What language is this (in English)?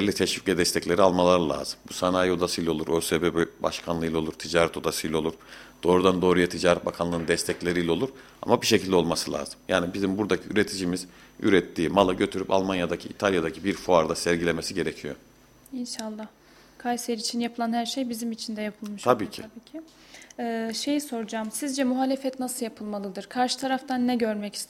Turkish